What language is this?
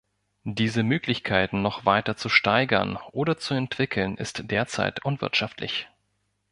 German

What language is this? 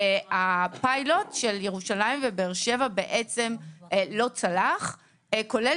Hebrew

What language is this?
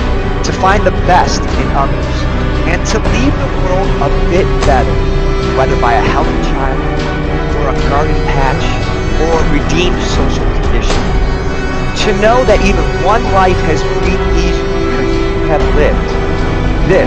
English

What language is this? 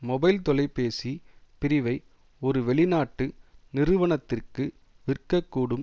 Tamil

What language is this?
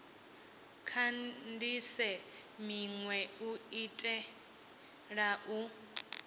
Venda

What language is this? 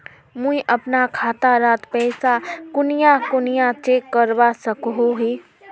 Magahi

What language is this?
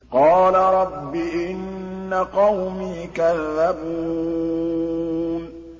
Arabic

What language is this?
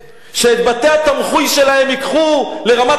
Hebrew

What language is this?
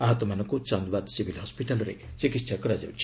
Odia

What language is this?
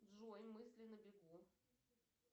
Russian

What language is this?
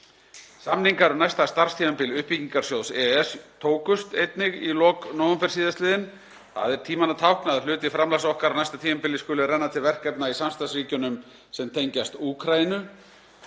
Icelandic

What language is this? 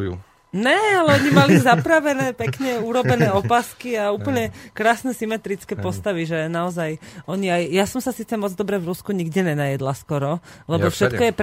Slovak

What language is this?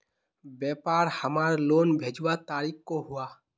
Magahi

